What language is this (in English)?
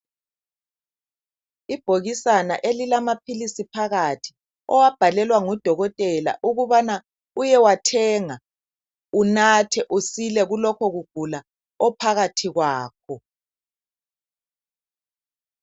North Ndebele